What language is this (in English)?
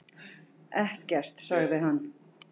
Icelandic